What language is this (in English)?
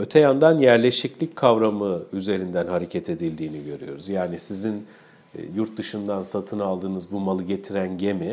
Turkish